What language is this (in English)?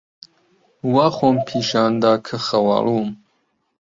Central Kurdish